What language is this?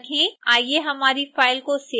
Hindi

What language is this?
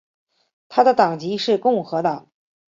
Chinese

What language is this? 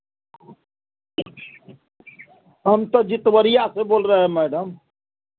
Hindi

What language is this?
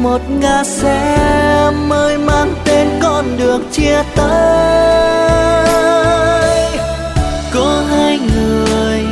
Vietnamese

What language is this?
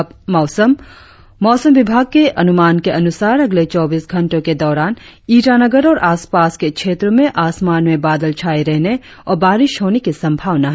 Hindi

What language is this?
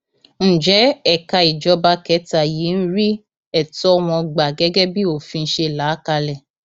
Yoruba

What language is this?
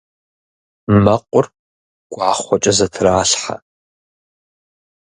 Kabardian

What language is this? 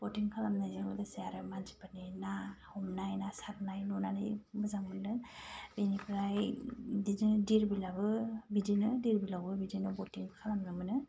Bodo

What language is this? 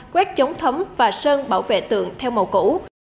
Vietnamese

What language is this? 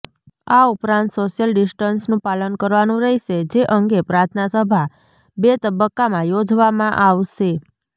Gujarati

